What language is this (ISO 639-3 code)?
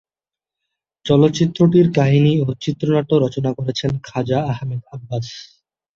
ben